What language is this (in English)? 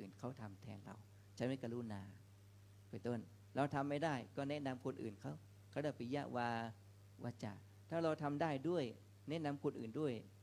Thai